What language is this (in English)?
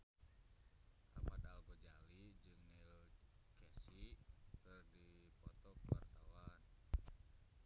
Sundanese